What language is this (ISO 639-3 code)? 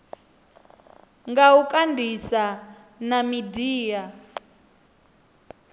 ven